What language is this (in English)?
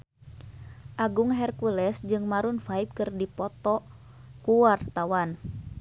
Sundanese